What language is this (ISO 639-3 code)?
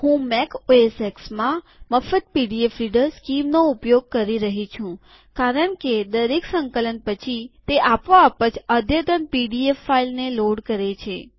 guj